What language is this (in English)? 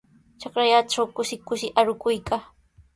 Sihuas Ancash Quechua